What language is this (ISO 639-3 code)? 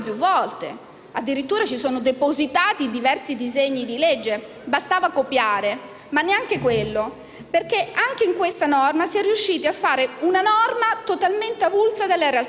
ita